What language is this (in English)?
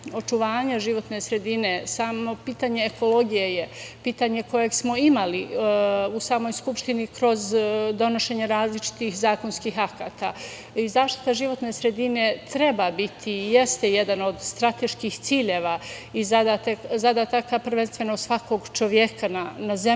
Serbian